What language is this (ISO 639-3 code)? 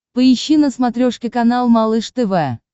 rus